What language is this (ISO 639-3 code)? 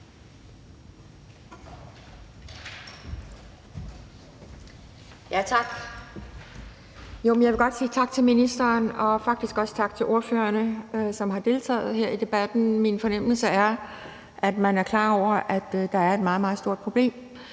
dan